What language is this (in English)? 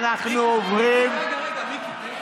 Hebrew